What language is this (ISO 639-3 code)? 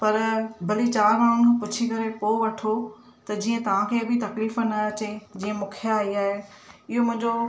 snd